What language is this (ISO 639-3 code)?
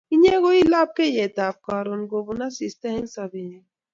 kln